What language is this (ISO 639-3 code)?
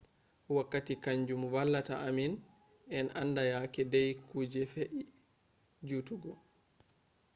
ful